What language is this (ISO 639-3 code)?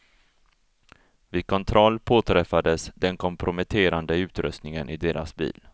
swe